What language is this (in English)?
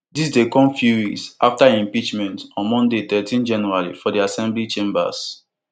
Nigerian Pidgin